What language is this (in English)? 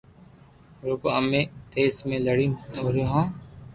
Loarki